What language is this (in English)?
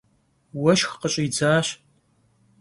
Kabardian